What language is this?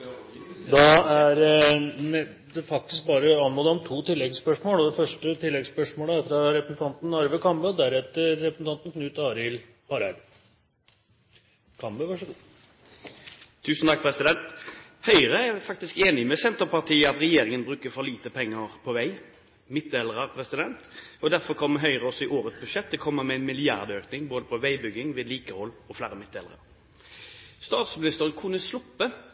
Norwegian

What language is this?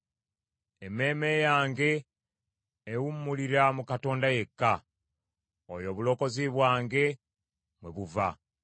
Ganda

